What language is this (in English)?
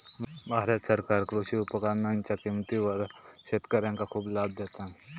Marathi